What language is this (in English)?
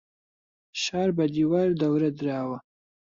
Central Kurdish